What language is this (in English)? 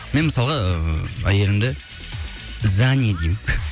Kazakh